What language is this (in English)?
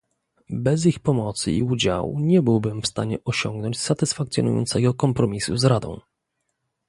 Polish